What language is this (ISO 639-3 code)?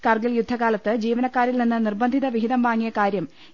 mal